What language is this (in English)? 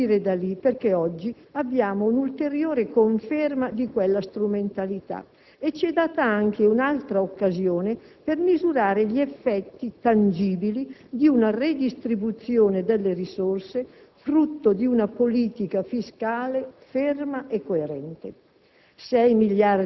Italian